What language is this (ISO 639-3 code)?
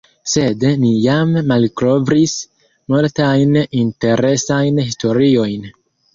epo